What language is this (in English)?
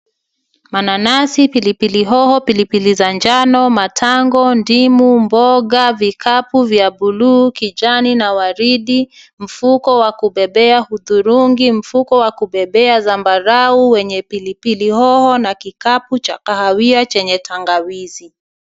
Swahili